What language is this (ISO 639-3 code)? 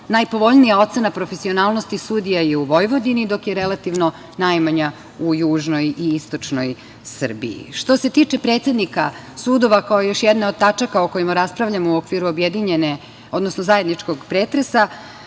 srp